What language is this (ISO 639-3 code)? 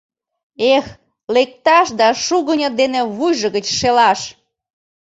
chm